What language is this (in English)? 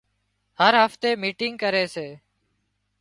Wadiyara Koli